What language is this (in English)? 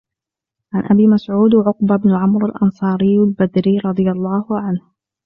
Arabic